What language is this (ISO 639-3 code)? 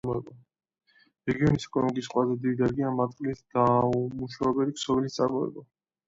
kat